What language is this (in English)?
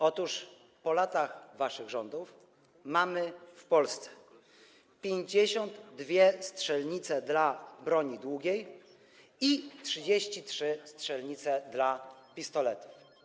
Polish